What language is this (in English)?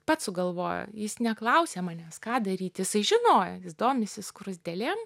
Lithuanian